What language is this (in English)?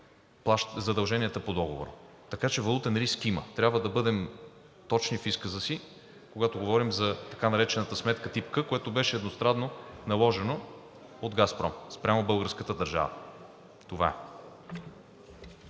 Bulgarian